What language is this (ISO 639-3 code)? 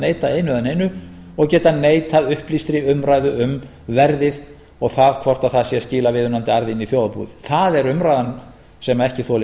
isl